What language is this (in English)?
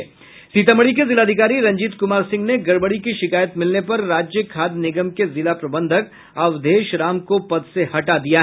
Hindi